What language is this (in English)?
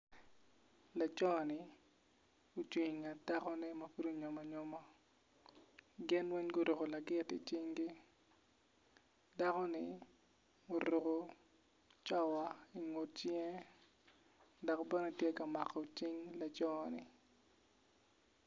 Acoli